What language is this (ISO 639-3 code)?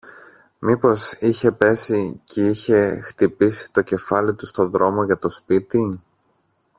ell